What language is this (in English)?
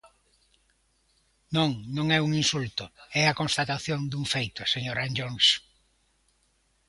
Galician